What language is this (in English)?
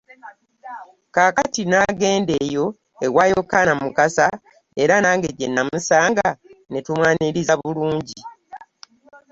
Ganda